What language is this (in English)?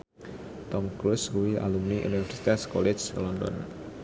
Javanese